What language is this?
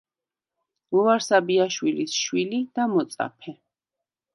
Georgian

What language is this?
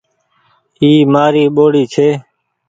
Goaria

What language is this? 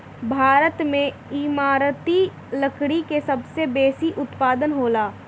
Bhojpuri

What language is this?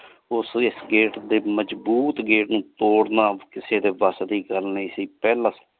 Punjabi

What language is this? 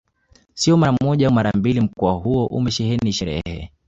Swahili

